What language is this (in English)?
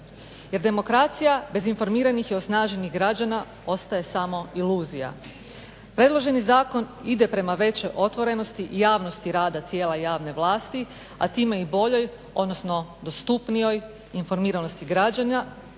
Croatian